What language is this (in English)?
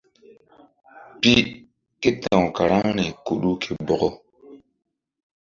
Mbum